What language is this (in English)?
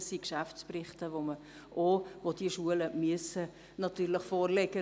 Swiss German